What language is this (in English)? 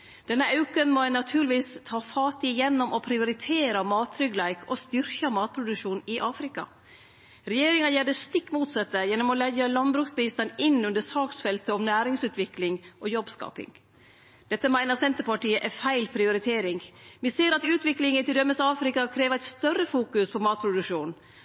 Norwegian Nynorsk